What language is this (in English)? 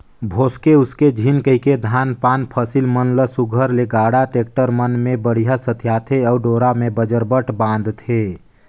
Chhattisgarhi